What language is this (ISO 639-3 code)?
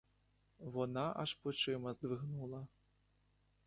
ukr